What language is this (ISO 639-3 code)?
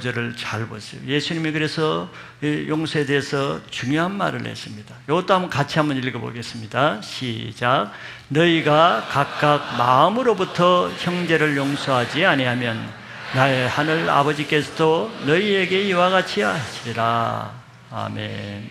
kor